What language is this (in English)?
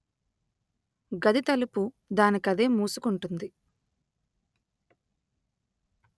Telugu